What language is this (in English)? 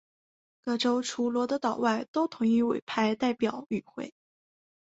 Chinese